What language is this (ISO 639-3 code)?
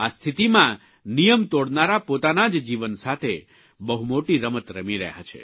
guj